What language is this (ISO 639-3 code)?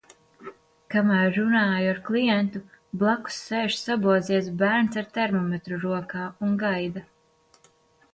lav